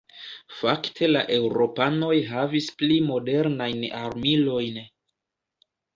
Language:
Esperanto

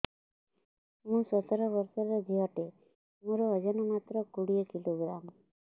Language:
Odia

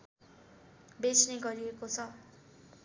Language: Nepali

